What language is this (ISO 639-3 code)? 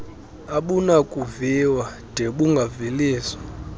xho